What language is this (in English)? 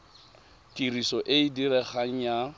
Tswana